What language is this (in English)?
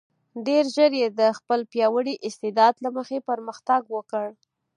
Pashto